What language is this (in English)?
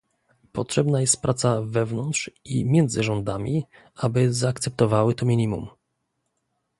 Polish